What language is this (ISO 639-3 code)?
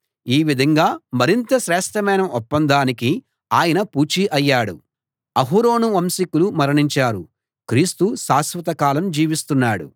tel